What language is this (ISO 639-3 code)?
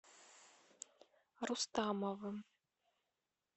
rus